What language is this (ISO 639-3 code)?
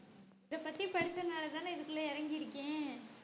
tam